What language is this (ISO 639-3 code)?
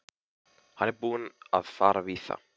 isl